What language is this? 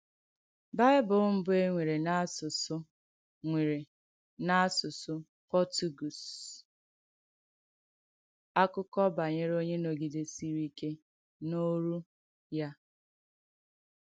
Igbo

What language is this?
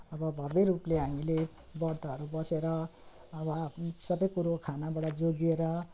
Nepali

